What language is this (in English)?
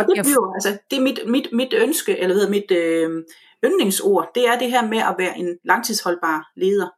Danish